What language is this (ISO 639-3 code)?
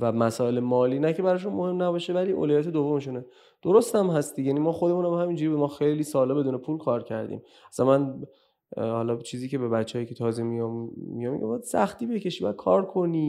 fas